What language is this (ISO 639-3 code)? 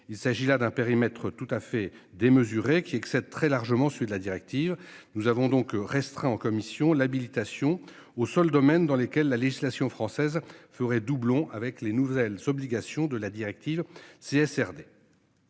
fra